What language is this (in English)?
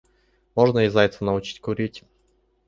Russian